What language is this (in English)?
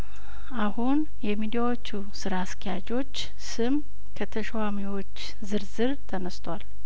Amharic